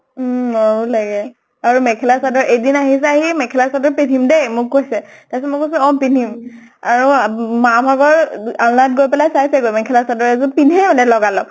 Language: Assamese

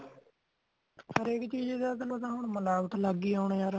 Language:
Punjabi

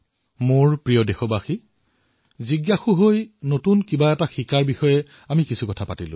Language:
Assamese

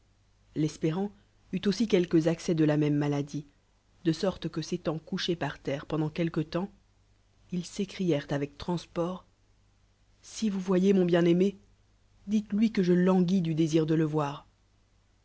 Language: French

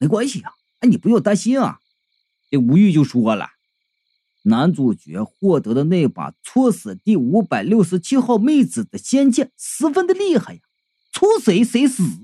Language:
Chinese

